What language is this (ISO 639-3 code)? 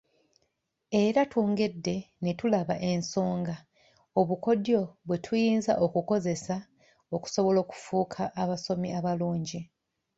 lug